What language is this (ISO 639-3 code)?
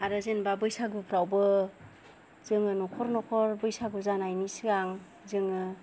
brx